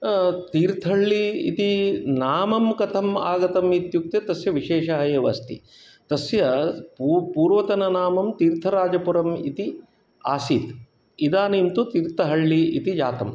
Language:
Sanskrit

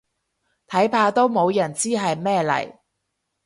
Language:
Cantonese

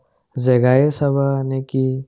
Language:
Assamese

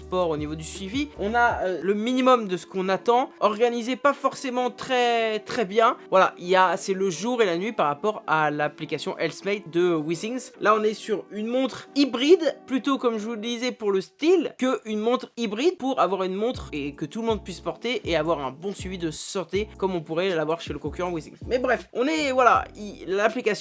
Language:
French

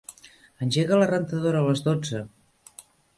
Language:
Catalan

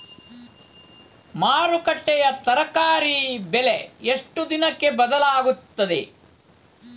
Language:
Kannada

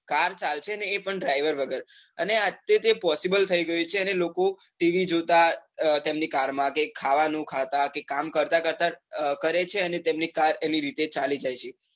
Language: Gujarati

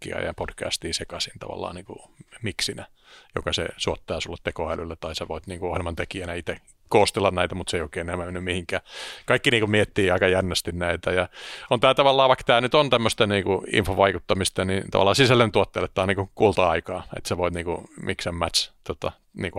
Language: Finnish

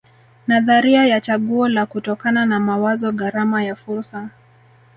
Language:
Swahili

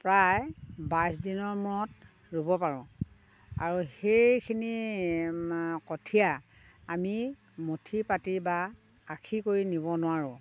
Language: Assamese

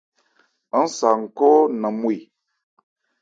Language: Ebrié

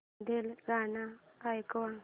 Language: Marathi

